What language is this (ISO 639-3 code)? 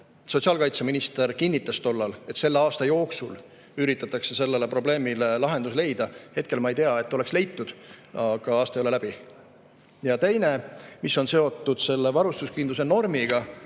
est